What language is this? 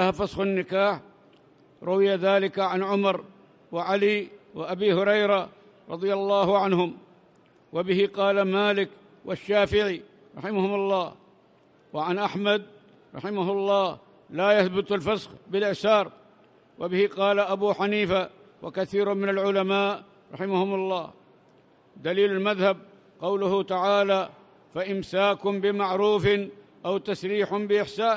Arabic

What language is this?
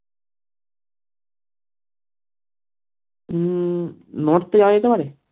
Bangla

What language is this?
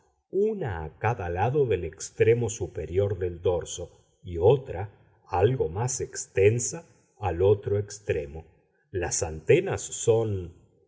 Spanish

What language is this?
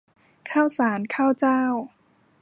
Thai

